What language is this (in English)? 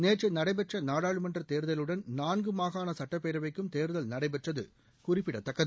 Tamil